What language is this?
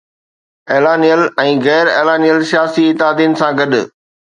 Sindhi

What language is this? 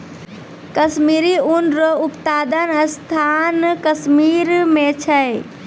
Maithili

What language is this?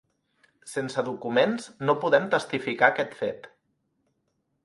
Catalan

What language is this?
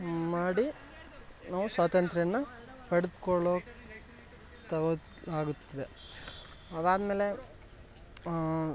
Kannada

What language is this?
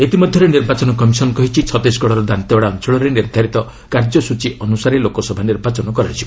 Odia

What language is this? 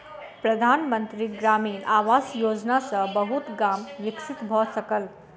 Maithili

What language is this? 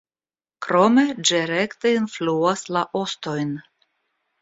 Esperanto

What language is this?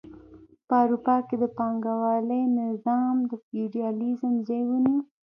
Pashto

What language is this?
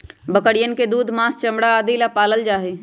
Magahi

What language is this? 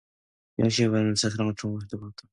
Korean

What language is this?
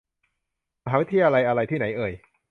Thai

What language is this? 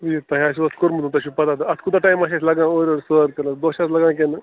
Kashmiri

